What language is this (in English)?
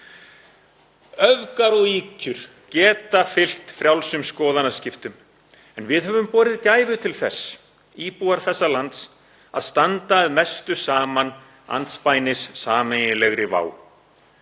Icelandic